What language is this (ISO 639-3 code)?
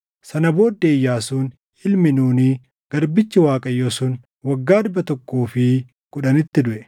orm